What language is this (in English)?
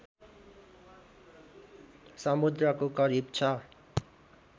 Nepali